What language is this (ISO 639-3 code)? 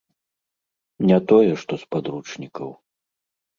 bel